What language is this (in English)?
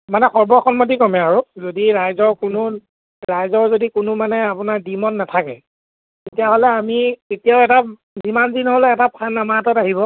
Assamese